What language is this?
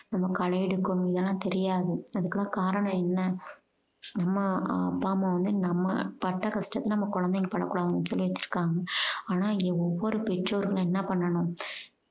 Tamil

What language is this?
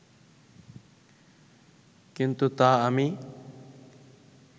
Bangla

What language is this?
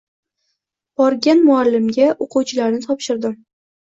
Uzbek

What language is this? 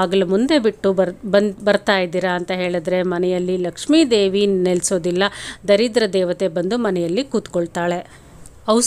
Arabic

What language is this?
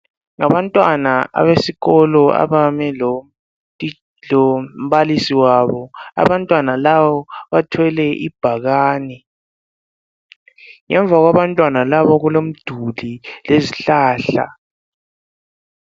North Ndebele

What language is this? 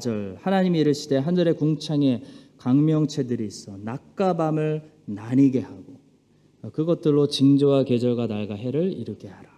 Korean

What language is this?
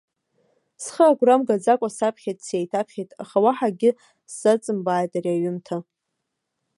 Abkhazian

